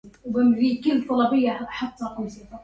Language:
Arabic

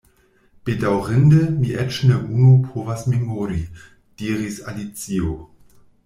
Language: Esperanto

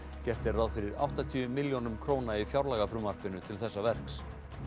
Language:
Icelandic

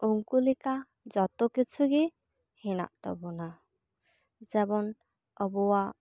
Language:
Santali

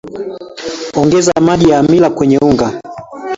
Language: Swahili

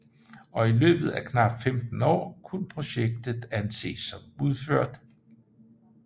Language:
Danish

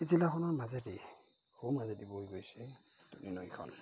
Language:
Assamese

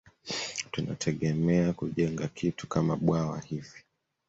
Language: Swahili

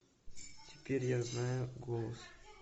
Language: Russian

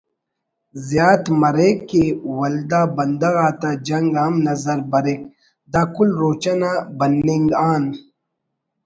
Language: Brahui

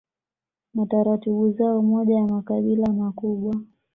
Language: Swahili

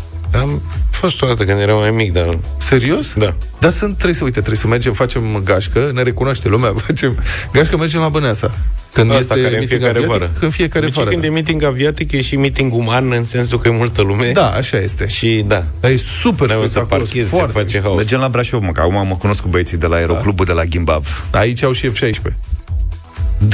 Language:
Romanian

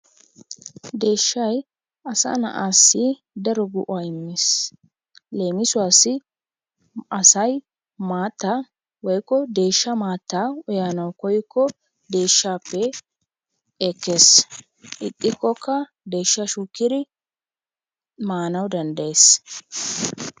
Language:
Wolaytta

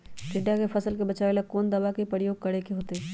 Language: Magahi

